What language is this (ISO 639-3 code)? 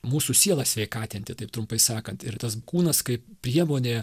lit